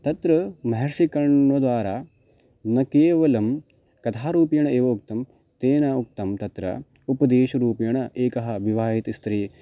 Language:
Sanskrit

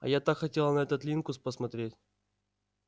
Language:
Russian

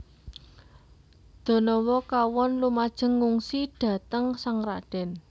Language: Javanese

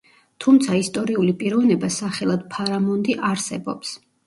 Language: Georgian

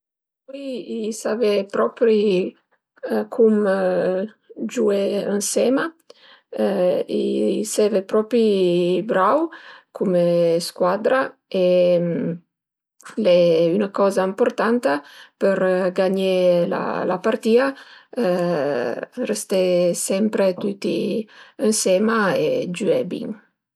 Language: Piedmontese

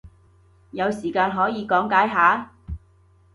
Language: Cantonese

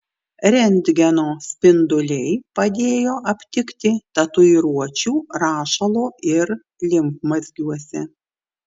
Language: Lithuanian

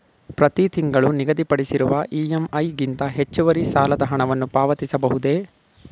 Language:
Kannada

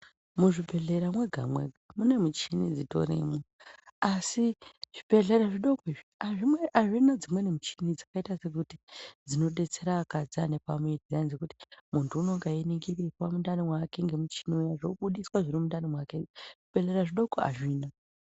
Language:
Ndau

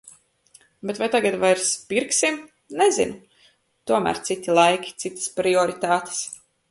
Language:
Latvian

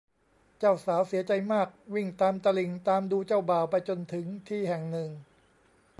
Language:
Thai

